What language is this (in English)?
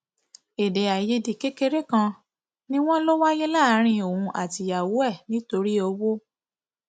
Yoruba